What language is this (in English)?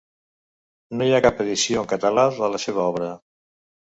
Catalan